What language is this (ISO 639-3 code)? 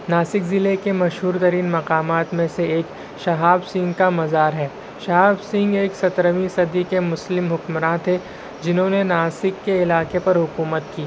urd